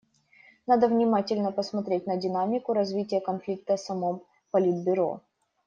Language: Russian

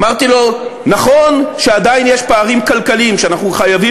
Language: Hebrew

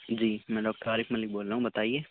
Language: Urdu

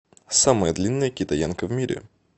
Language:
Russian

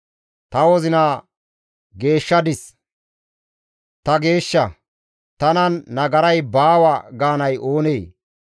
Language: Gamo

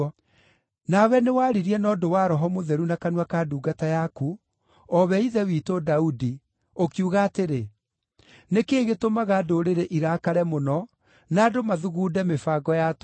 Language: Kikuyu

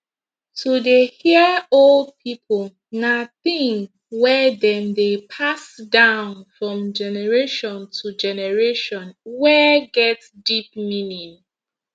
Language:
Nigerian Pidgin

